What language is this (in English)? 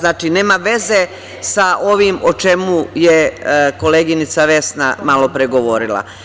Serbian